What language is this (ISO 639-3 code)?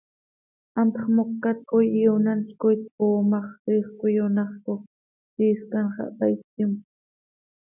sei